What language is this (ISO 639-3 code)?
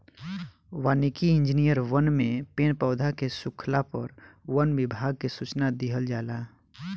bho